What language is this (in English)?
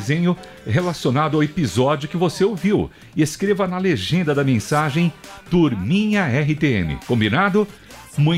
Portuguese